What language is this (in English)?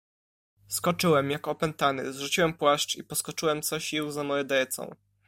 Polish